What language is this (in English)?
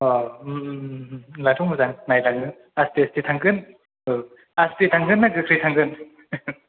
Bodo